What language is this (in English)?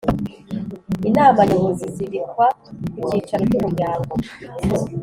Kinyarwanda